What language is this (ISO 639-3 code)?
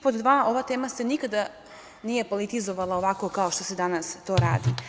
srp